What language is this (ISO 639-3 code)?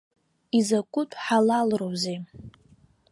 abk